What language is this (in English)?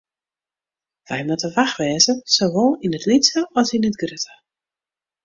Western Frisian